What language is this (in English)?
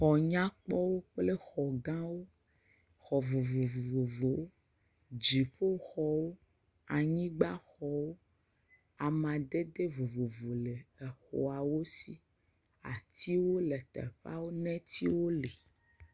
Ewe